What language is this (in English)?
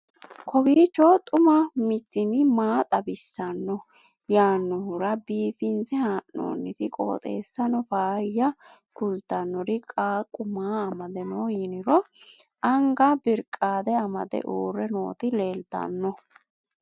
Sidamo